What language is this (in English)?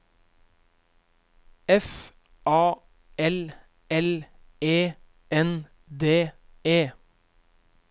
Norwegian